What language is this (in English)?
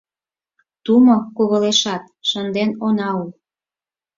Mari